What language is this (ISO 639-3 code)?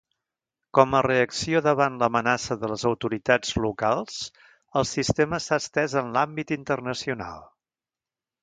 cat